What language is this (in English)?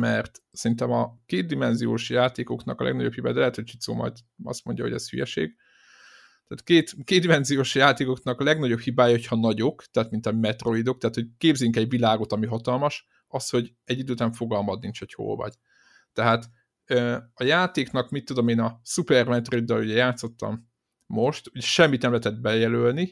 Hungarian